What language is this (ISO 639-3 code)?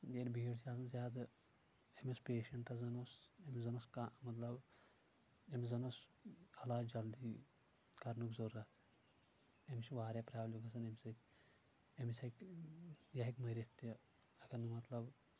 kas